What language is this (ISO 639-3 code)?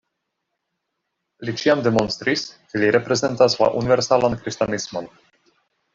epo